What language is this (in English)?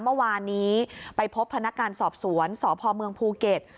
Thai